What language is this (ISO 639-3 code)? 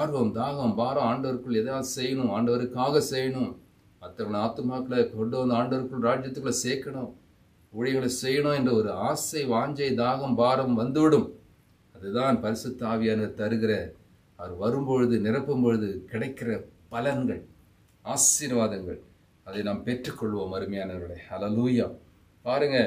hin